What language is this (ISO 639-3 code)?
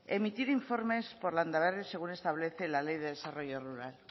spa